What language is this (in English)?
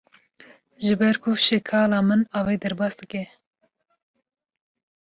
Kurdish